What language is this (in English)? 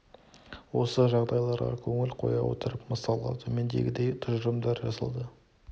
Kazakh